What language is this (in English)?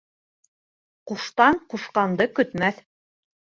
Bashkir